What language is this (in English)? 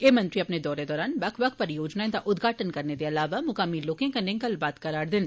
Dogri